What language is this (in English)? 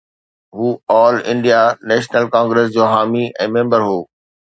Sindhi